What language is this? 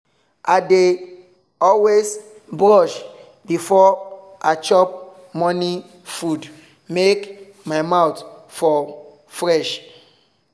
Nigerian Pidgin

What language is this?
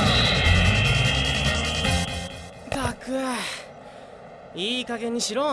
Japanese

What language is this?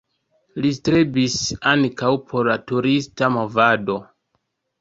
Esperanto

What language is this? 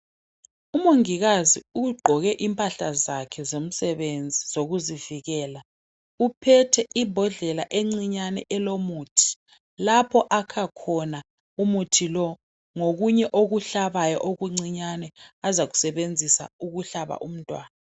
North Ndebele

